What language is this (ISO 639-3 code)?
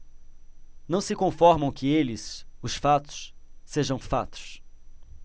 por